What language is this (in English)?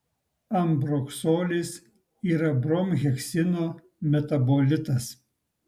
Lithuanian